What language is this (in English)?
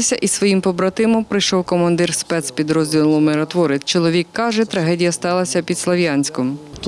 Ukrainian